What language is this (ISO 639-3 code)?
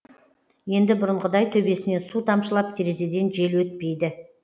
kaz